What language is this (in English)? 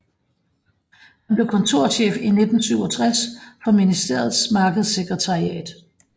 Danish